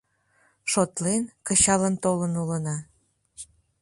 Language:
Mari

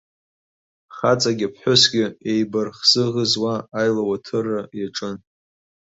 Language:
Abkhazian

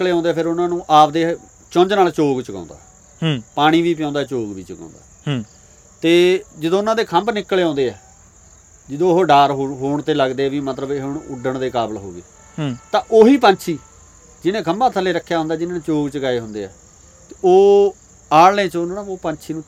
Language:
Punjabi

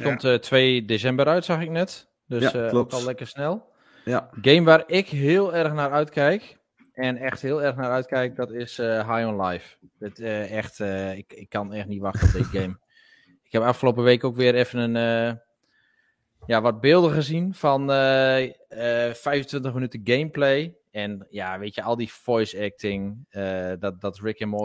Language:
Dutch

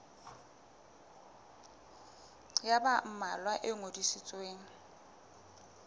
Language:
Southern Sotho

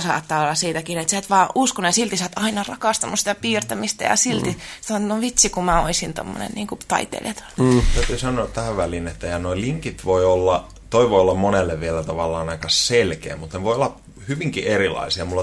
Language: Finnish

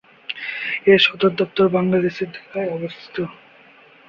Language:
Bangla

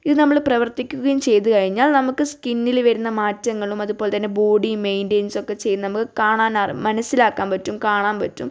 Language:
Malayalam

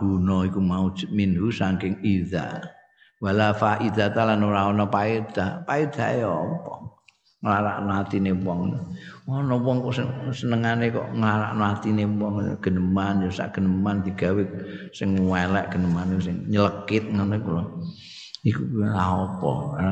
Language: Indonesian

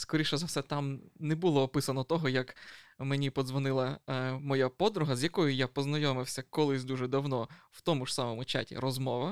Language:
Ukrainian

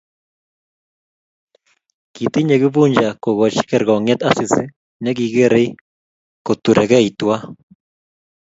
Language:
Kalenjin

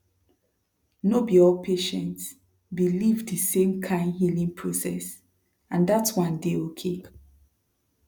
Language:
Nigerian Pidgin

